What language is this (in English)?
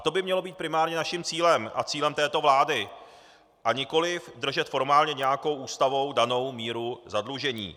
Czech